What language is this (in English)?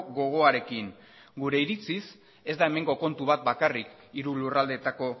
Basque